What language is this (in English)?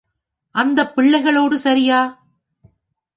Tamil